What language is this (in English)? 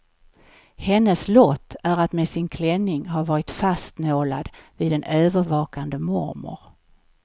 Swedish